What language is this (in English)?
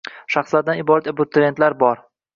Uzbek